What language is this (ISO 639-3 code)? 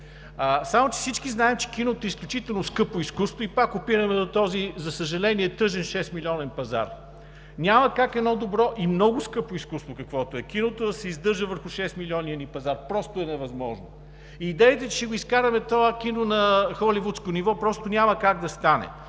bul